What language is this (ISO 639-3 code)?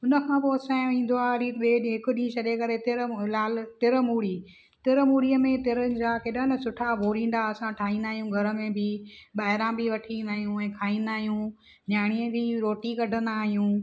snd